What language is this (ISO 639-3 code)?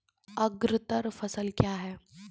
mai